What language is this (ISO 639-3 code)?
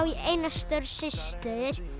isl